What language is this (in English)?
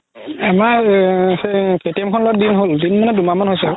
Assamese